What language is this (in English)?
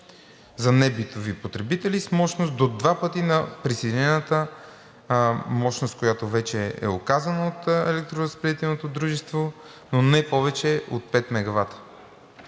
Bulgarian